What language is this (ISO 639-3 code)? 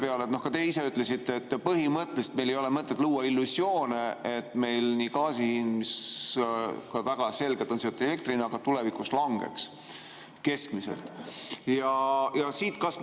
est